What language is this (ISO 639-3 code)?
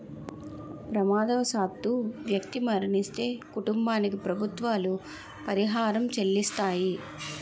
tel